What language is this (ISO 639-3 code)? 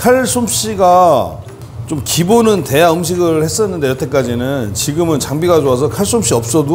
kor